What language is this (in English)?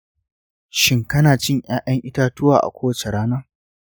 Hausa